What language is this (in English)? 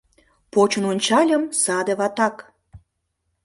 Mari